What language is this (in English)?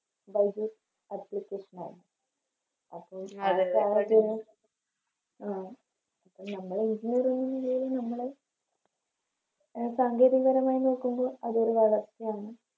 Malayalam